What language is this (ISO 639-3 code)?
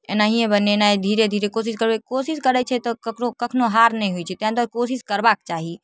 mai